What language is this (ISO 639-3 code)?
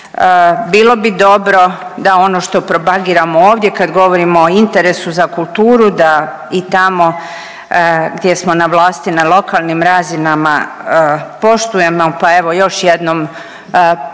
hrv